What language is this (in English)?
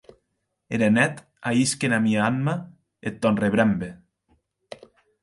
Occitan